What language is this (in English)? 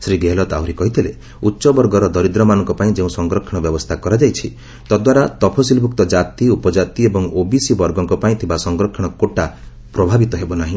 Odia